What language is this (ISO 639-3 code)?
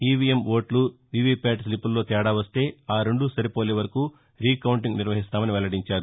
tel